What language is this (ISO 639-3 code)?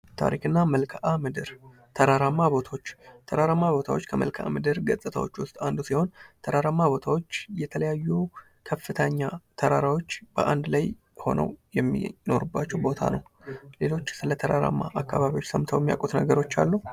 amh